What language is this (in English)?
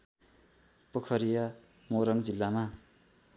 Nepali